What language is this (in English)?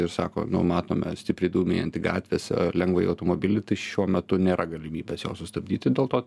Lithuanian